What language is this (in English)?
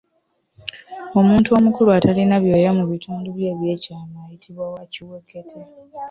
Ganda